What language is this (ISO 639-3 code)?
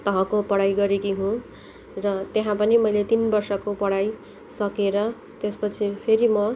nep